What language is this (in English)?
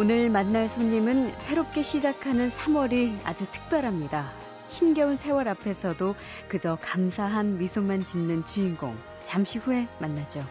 Korean